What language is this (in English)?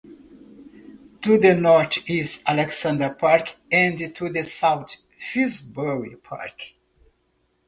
English